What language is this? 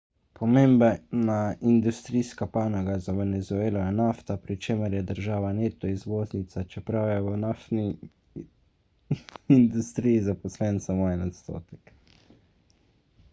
Slovenian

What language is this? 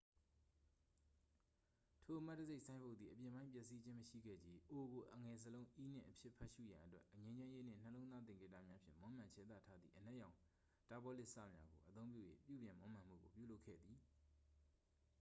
Burmese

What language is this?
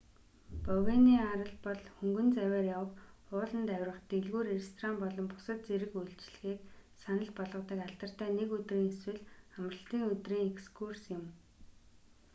Mongolian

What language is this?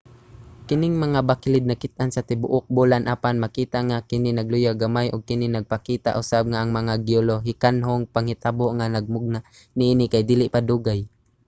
Cebuano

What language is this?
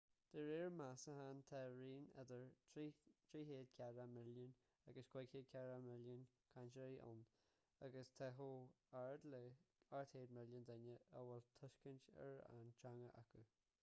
Irish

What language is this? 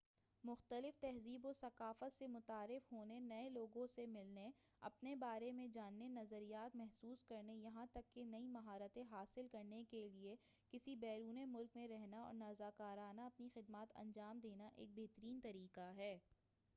Urdu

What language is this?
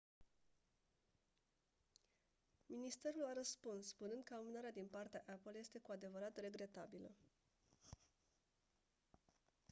Romanian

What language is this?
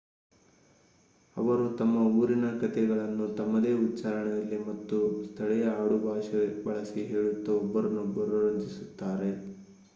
Kannada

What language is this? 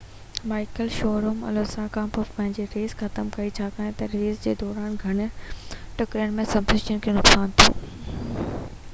Sindhi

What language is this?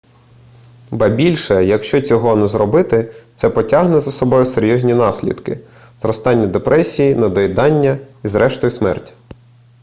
Ukrainian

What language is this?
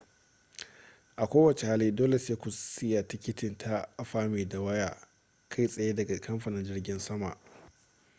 Hausa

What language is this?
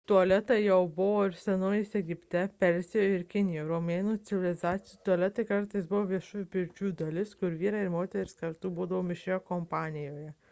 Lithuanian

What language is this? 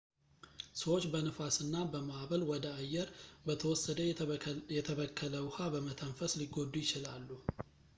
Amharic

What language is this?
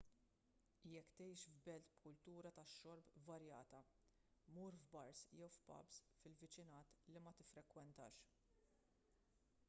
Maltese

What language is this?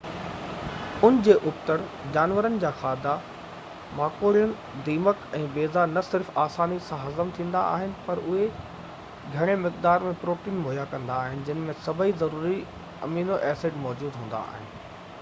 Sindhi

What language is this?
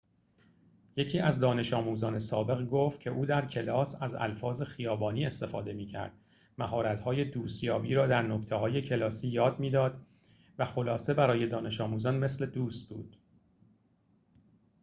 Persian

